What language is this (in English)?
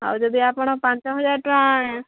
Odia